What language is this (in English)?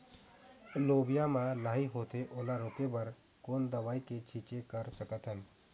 Chhattisgarhi